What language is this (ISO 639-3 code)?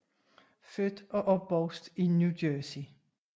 dan